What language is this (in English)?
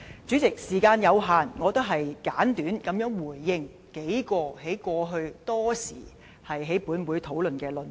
Cantonese